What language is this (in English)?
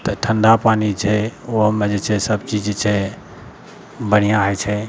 Maithili